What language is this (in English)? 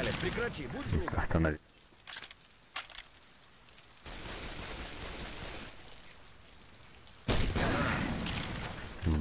Russian